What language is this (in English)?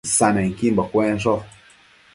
Matsés